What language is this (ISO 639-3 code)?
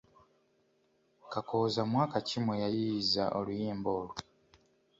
lug